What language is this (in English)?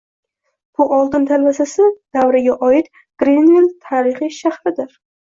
Uzbek